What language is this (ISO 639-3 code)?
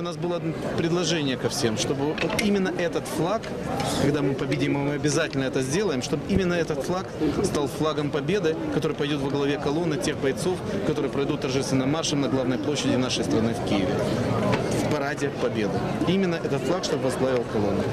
rus